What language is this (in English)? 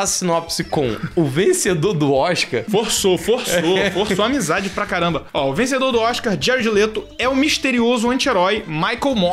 Portuguese